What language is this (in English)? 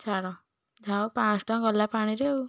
Odia